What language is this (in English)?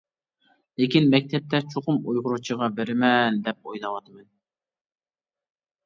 Uyghur